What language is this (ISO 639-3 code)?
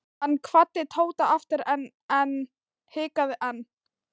isl